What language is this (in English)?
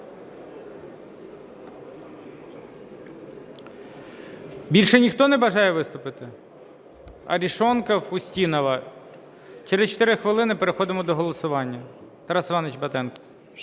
Ukrainian